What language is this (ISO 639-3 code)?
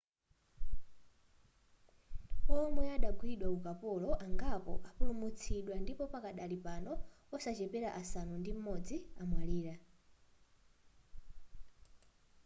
nya